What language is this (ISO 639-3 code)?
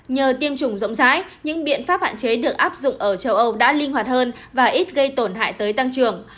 vie